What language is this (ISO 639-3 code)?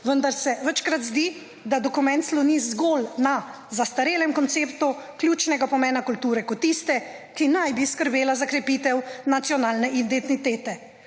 slv